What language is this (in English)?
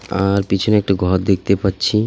Bangla